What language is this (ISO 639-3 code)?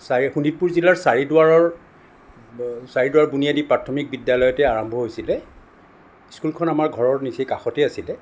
asm